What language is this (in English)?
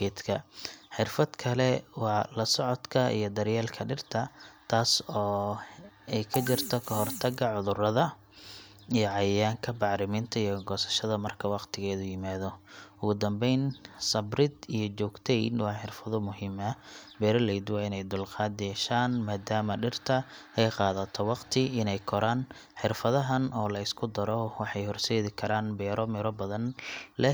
Somali